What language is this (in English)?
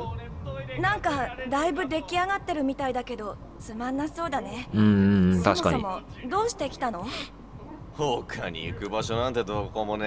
Japanese